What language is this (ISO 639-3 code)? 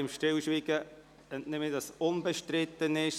gsw